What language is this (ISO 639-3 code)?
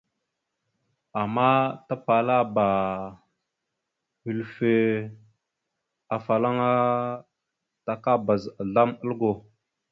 mxu